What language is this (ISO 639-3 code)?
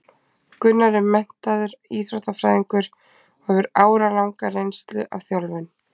isl